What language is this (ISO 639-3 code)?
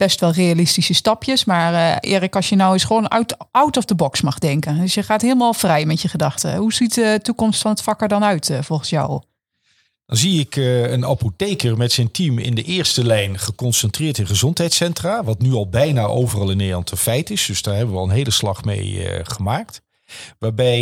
nld